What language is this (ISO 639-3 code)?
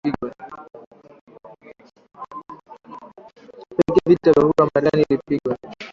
swa